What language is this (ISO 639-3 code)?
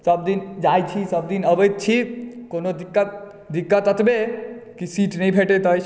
mai